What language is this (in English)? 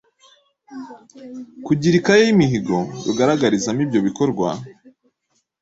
Kinyarwanda